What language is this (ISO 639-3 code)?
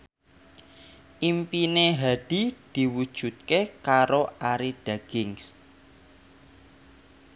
jav